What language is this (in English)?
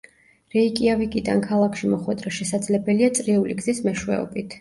Georgian